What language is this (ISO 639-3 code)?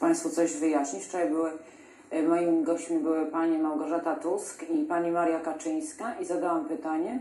pol